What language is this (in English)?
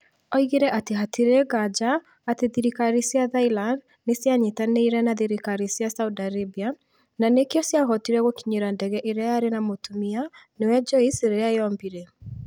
Kikuyu